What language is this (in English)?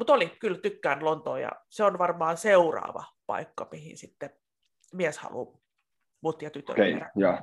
Finnish